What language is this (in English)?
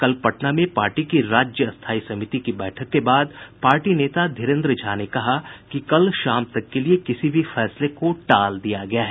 Hindi